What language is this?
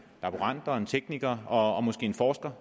Danish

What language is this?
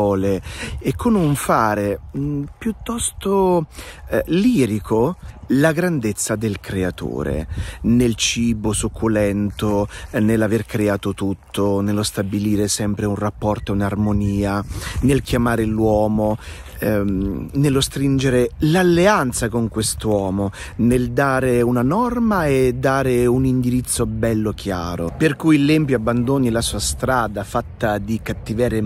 Italian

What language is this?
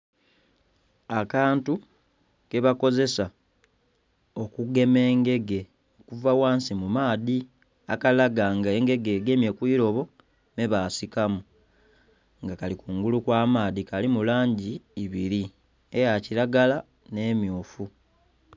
Soga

